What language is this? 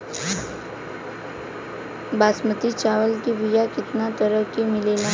Bhojpuri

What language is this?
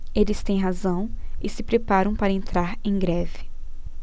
Portuguese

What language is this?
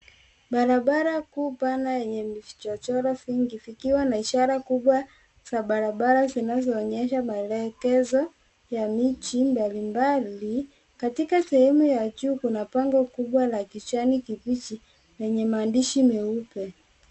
Swahili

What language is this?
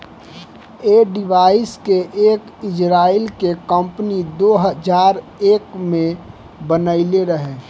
Bhojpuri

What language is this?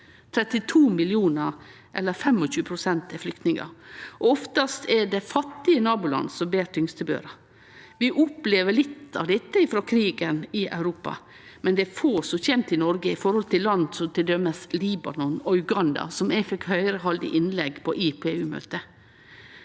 Norwegian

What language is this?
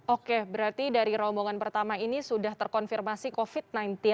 Indonesian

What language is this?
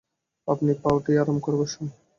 Bangla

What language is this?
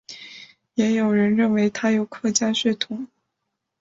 Chinese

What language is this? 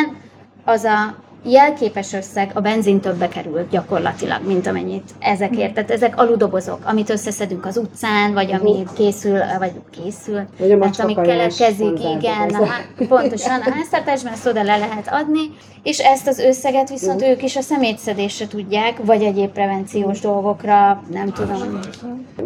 Hungarian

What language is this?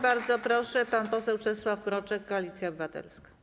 Polish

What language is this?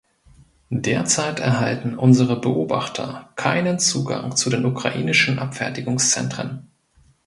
German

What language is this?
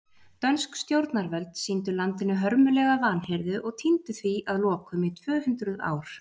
Icelandic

